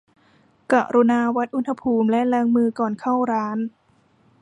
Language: Thai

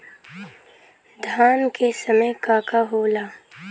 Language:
Bhojpuri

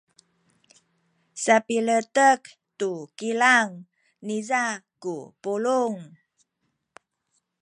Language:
Sakizaya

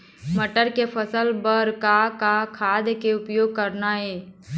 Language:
Chhattisgarhi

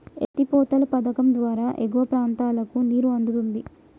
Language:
Telugu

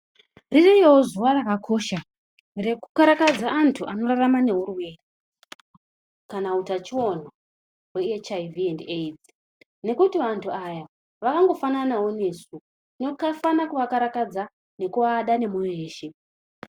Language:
Ndau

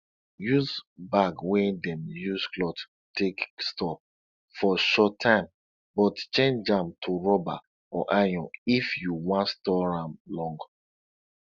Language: Nigerian Pidgin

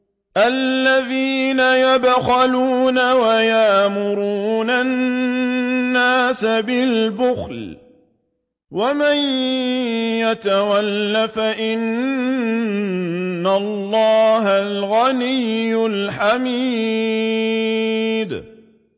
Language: Arabic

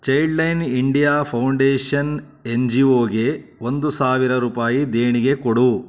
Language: Kannada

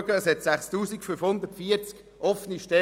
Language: Swiss German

